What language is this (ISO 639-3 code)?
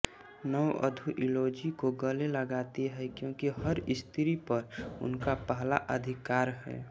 hin